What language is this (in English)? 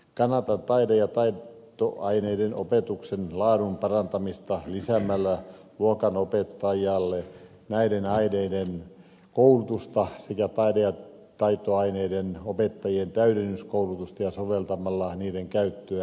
Finnish